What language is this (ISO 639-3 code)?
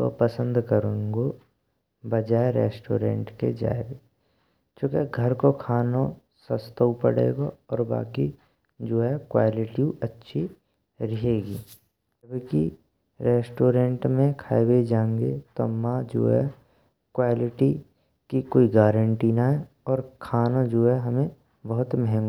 bra